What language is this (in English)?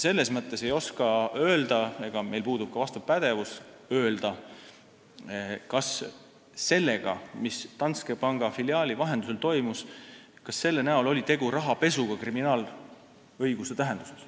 Estonian